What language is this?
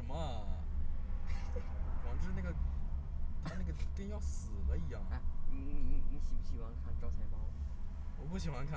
Chinese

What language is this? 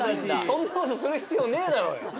Japanese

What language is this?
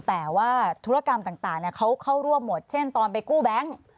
Thai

